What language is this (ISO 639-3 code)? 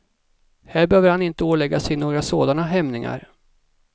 swe